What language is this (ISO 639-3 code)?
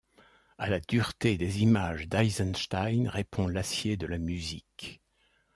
fra